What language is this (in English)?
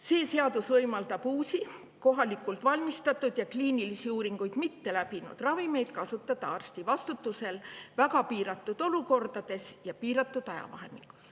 Estonian